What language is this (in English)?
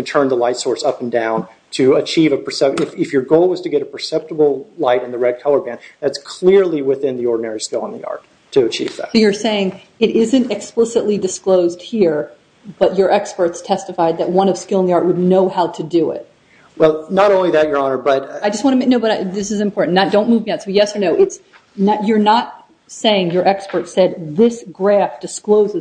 English